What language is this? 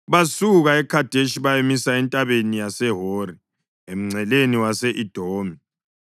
North Ndebele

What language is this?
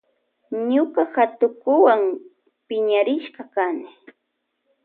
Loja Highland Quichua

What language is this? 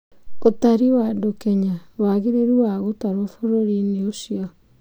Kikuyu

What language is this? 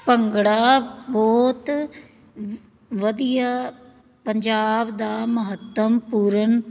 Punjabi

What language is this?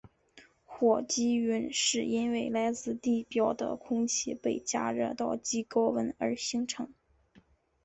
Chinese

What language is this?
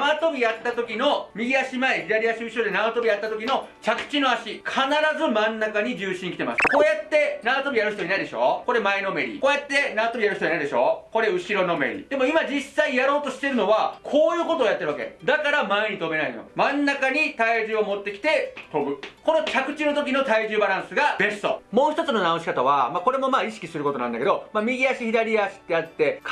Japanese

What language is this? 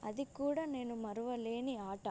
Telugu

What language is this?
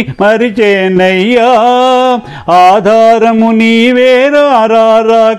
Telugu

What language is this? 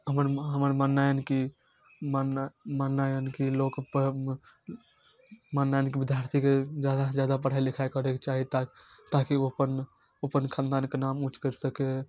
Maithili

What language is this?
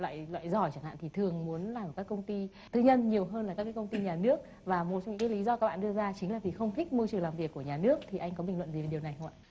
Vietnamese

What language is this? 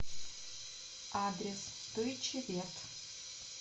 Russian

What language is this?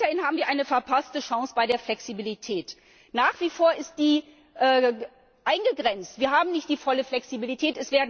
German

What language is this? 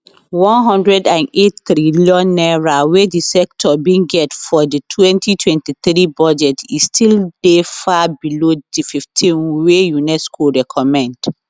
Nigerian Pidgin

